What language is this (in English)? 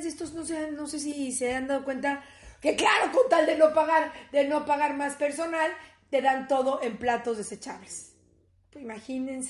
Spanish